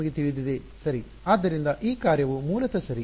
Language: Kannada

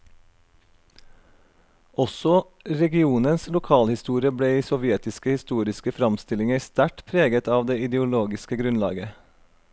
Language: Norwegian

